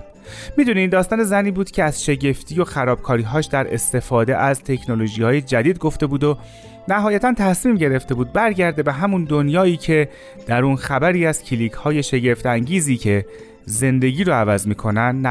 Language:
Persian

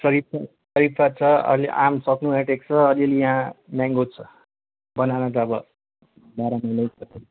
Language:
Nepali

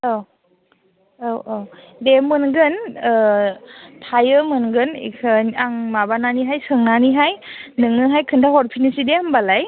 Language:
Bodo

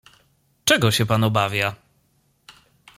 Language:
Polish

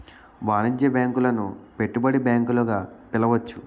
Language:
Telugu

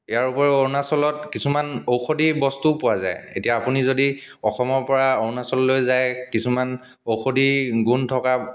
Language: Assamese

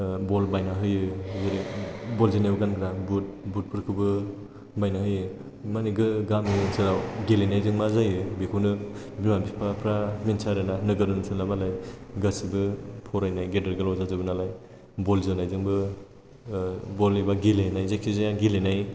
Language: Bodo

